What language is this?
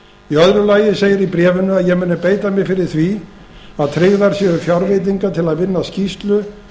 Icelandic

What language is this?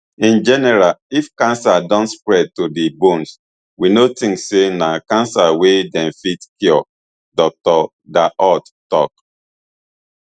Nigerian Pidgin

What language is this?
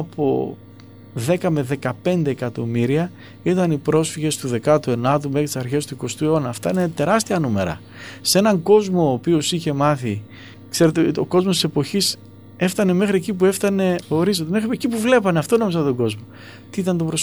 Greek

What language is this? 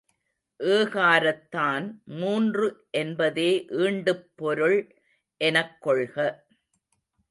Tamil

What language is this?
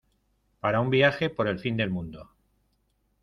Spanish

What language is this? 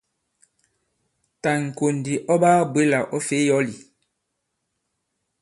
Bankon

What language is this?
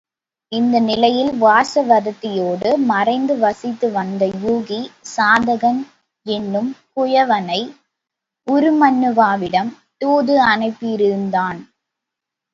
Tamil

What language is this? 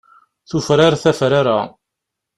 Kabyle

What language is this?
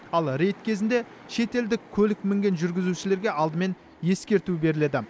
Kazakh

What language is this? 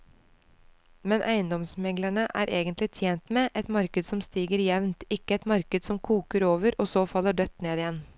Norwegian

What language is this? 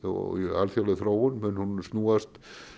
Icelandic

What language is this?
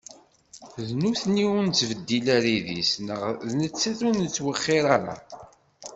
Kabyle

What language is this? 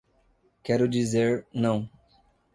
Portuguese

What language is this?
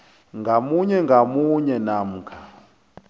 South Ndebele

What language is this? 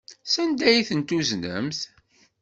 Kabyle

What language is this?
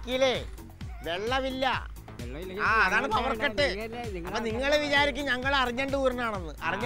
Indonesian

